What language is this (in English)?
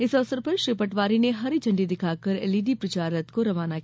Hindi